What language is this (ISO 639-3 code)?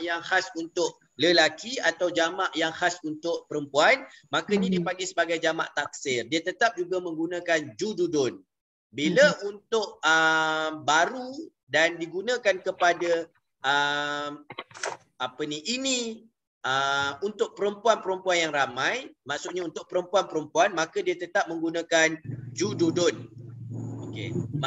msa